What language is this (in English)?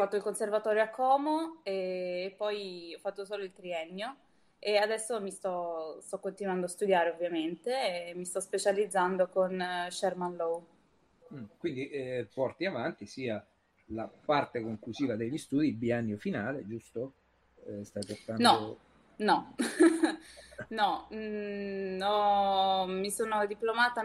Italian